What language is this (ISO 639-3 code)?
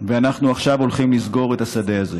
heb